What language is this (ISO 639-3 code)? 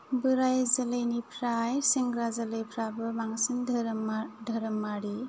brx